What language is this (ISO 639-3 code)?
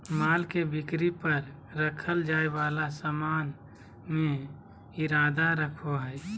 mag